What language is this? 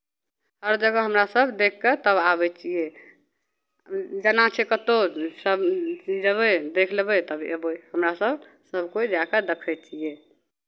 Maithili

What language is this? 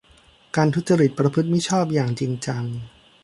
Thai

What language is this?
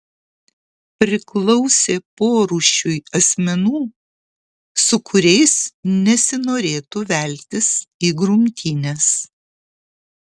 Lithuanian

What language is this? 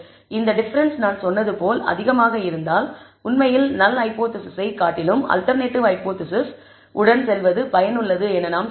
Tamil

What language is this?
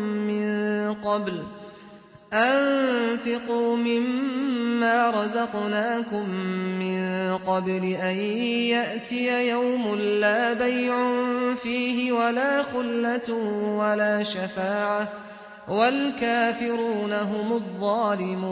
Arabic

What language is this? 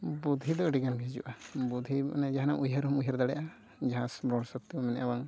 Santali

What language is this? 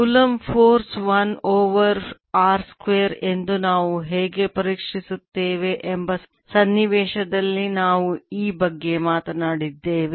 Kannada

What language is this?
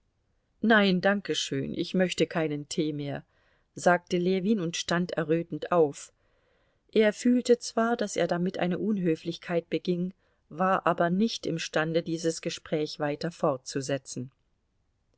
German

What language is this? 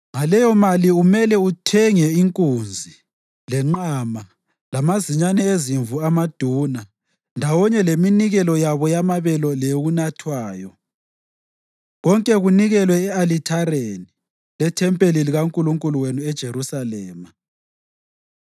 North Ndebele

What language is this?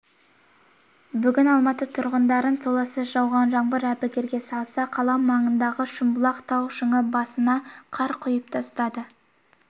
Kazakh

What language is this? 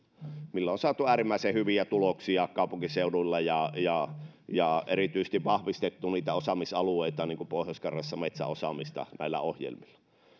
Finnish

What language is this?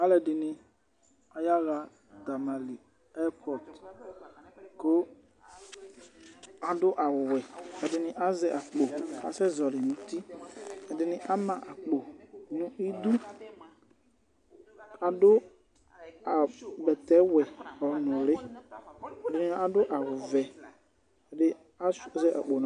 Ikposo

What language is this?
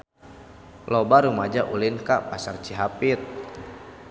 Sundanese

